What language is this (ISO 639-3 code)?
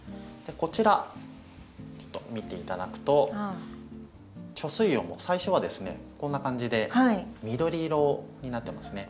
jpn